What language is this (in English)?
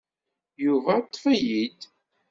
Kabyle